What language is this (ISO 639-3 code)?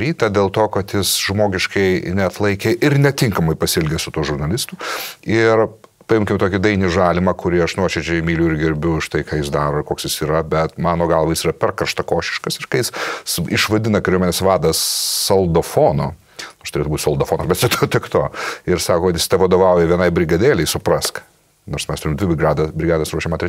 lit